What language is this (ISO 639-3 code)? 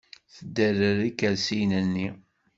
kab